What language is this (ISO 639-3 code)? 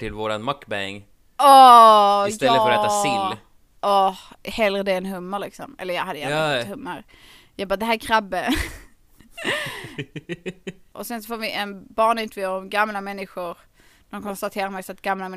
swe